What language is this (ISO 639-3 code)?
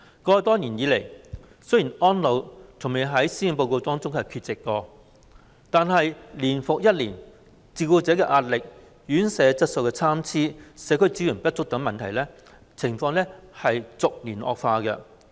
yue